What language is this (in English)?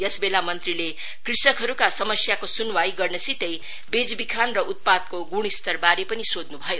Nepali